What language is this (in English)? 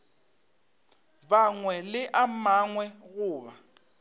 Northern Sotho